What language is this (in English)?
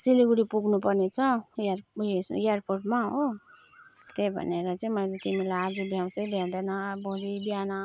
Nepali